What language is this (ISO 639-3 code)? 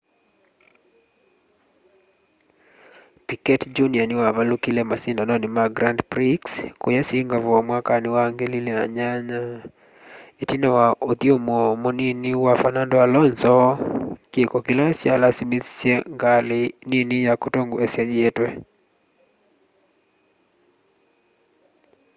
kam